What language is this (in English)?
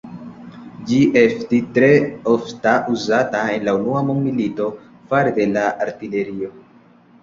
Esperanto